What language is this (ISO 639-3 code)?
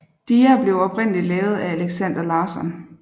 dan